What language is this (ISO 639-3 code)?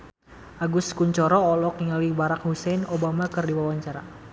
sun